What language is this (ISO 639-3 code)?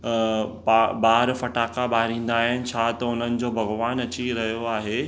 snd